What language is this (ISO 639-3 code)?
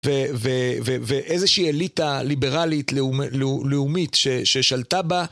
heb